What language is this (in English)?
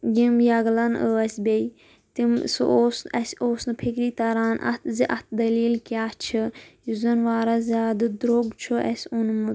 Kashmiri